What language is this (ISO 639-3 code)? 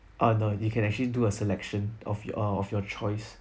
eng